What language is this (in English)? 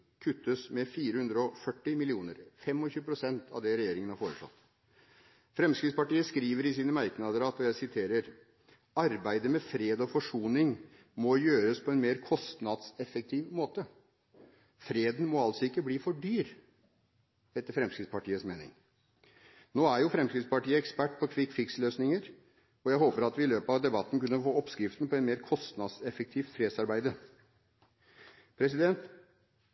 Norwegian Bokmål